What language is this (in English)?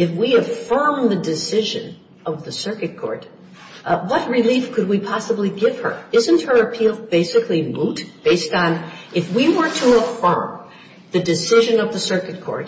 English